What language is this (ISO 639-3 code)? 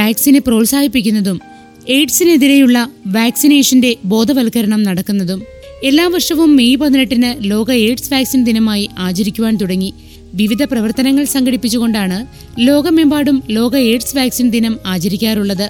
mal